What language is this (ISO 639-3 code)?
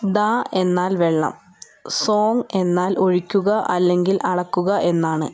mal